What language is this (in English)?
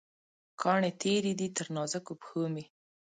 Pashto